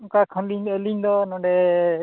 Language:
Santali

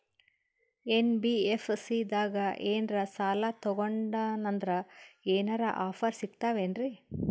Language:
Kannada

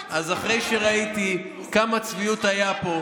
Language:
Hebrew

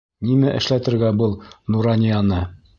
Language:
Bashkir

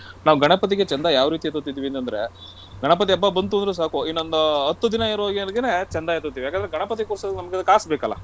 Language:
Kannada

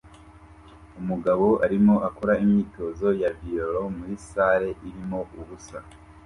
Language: Kinyarwanda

